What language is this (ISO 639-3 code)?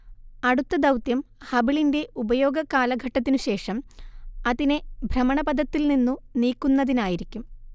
mal